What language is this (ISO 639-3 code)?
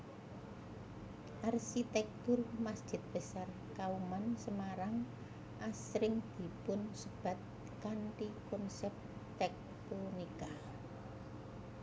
jav